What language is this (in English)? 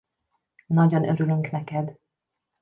Hungarian